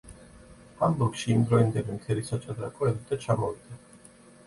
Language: Georgian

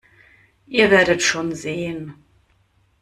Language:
German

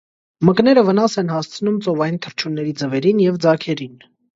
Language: Armenian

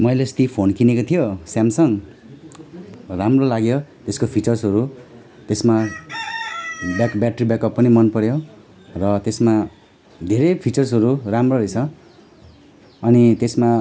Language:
Nepali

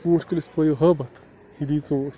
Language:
Kashmiri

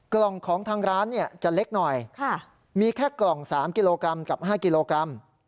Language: Thai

